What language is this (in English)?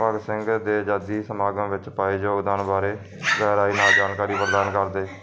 Punjabi